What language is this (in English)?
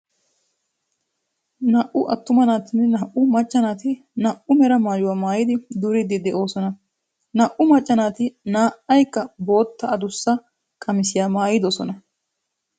Wolaytta